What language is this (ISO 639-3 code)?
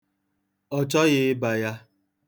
ibo